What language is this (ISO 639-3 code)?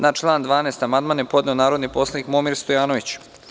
srp